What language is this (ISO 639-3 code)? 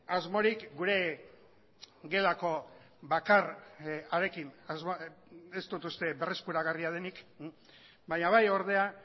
eus